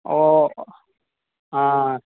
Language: Telugu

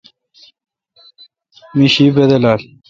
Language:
Kalkoti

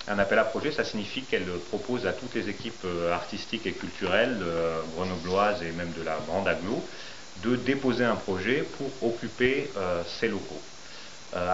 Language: French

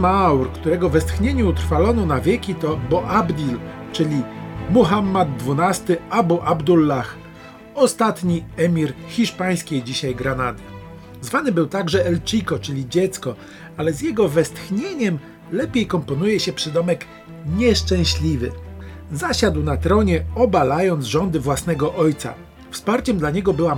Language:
Polish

